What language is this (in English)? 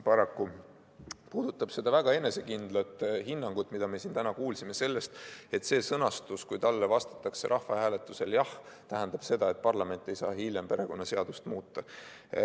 Estonian